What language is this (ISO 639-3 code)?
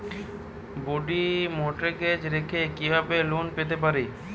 ben